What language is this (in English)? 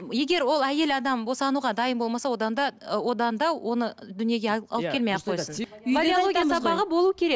Kazakh